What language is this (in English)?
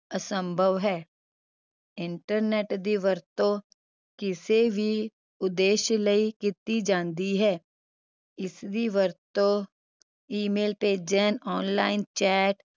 Punjabi